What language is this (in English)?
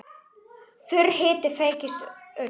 Icelandic